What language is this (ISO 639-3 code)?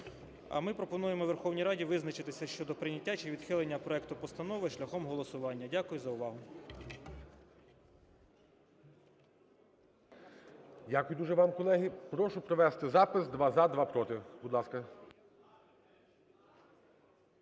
ukr